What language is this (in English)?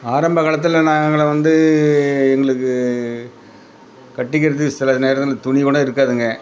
Tamil